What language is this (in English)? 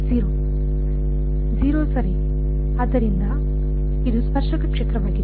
Kannada